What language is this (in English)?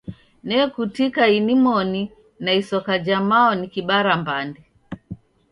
Taita